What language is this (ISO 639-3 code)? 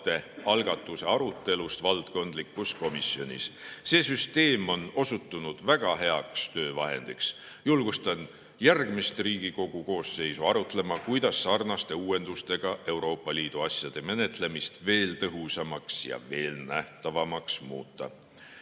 est